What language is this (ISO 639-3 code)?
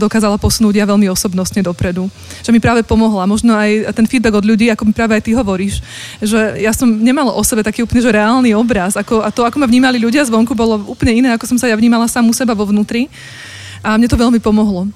slk